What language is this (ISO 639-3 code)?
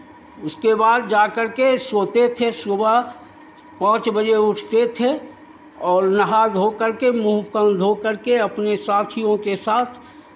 hin